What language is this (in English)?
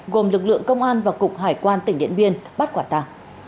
Vietnamese